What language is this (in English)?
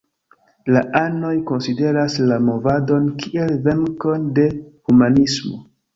Esperanto